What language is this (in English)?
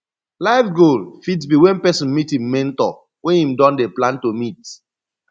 Nigerian Pidgin